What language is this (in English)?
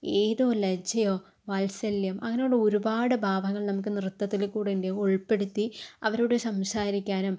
Malayalam